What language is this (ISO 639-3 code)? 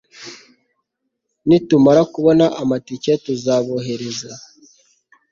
kin